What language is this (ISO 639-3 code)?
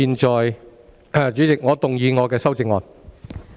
yue